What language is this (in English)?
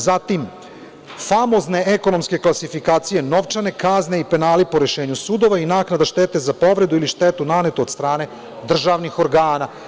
Serbian